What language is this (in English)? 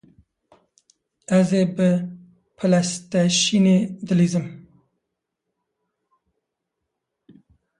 Kurdish